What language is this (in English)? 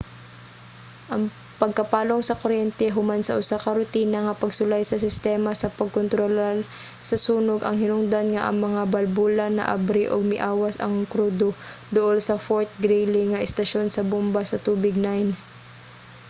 Cebuano